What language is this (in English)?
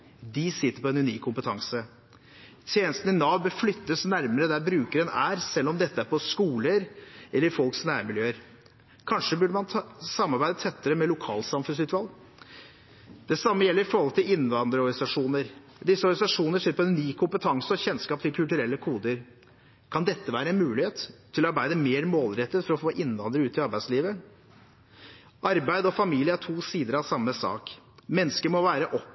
Norwegian Bokmål